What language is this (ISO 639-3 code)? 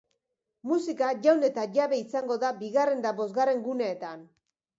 eus